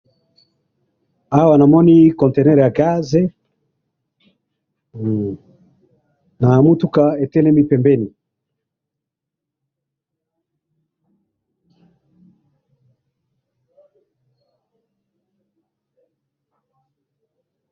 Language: Lingala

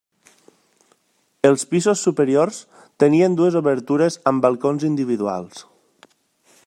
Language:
Catalan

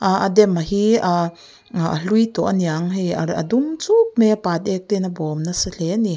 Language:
Mizo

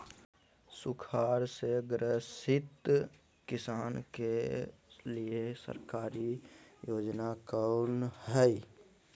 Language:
Magahi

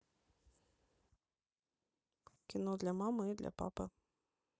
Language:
Russian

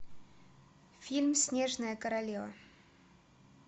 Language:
Russian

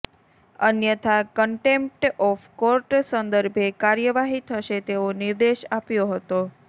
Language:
Gujarati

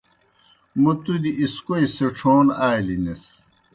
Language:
Kohistani Shina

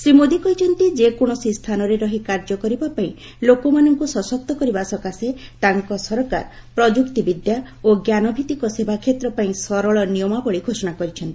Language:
Odia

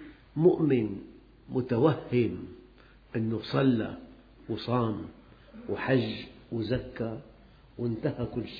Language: Arabic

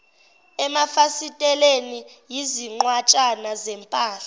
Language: Zulu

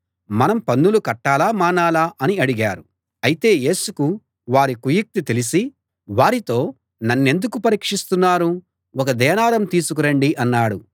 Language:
Telugu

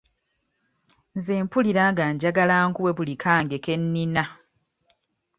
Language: Ganda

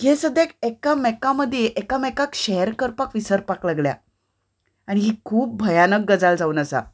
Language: Konkani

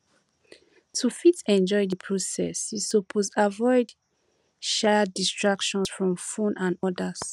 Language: Nigerian Pidgin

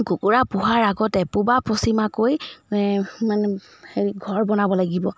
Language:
Assamese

